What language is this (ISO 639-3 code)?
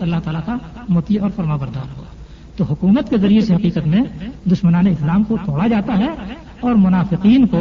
urd